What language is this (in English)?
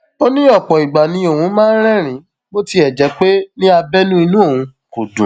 Yoruba